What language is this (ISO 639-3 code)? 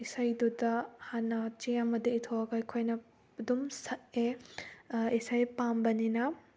mni